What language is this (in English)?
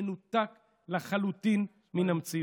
Hebrew